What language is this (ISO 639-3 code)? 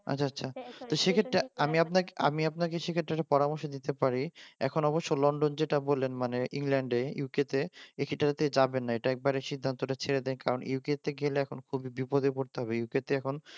ben